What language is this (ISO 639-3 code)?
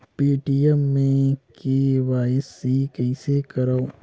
hne